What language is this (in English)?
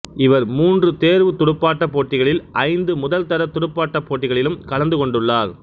Tamil